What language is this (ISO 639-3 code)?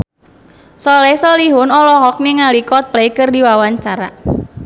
sun